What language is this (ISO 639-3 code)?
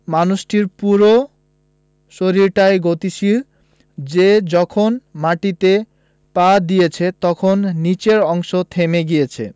ben